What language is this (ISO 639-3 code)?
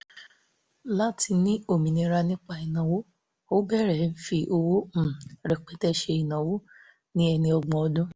yor